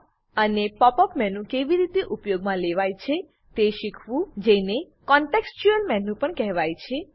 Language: Gujarati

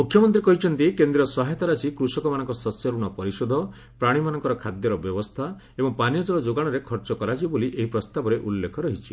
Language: Odia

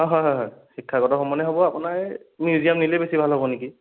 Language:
Assamese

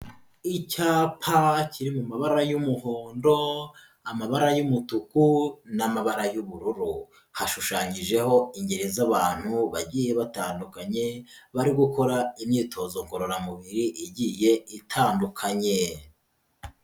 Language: Kinyarwanda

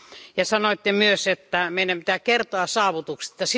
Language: Finnish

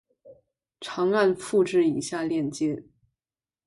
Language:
Chinese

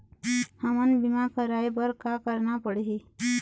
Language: Chhattisgarhi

